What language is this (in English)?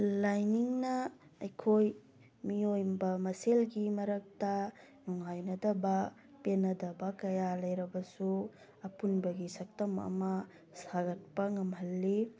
Manipuri